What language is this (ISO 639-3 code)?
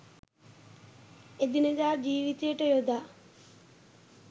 sin